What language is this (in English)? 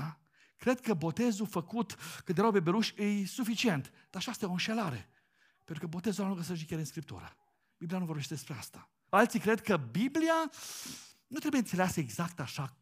Romanian